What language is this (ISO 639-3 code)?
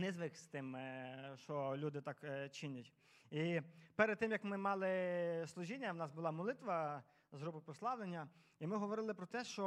ukr